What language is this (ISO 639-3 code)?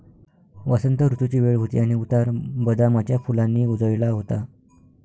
mar